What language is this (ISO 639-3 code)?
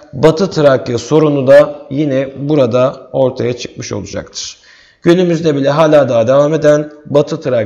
tur